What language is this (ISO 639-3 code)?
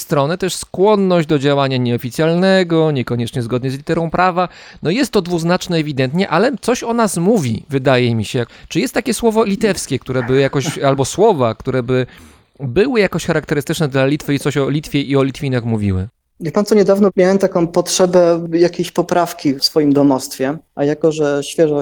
pol